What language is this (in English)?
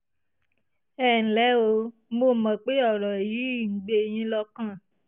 Yoruba